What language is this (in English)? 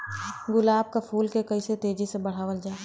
Bhojpuri